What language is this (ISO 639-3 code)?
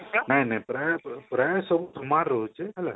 ori